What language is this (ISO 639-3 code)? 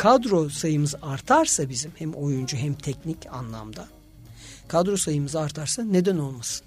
tur